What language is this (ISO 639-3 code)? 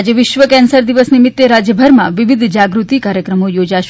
guj